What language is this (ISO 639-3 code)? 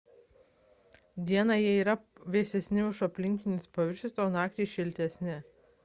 lit